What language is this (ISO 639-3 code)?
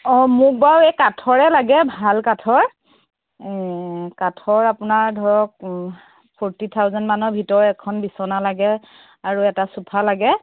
asm